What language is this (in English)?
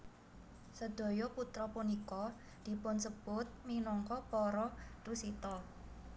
Javanese